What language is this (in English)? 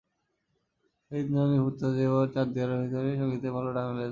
Bangla